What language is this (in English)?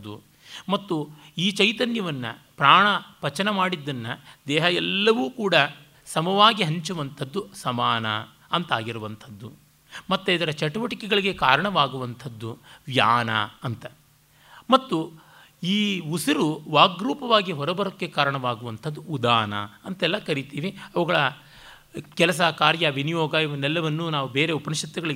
Kannada